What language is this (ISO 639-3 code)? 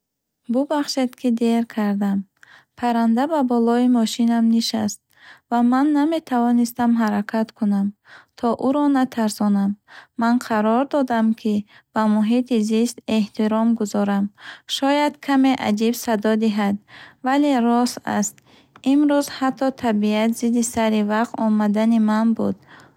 bhh